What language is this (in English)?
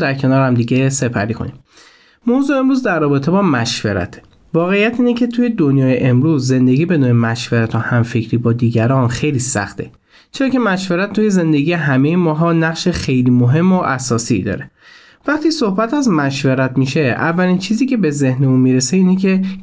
Persian